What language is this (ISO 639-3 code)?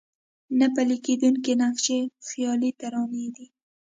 pus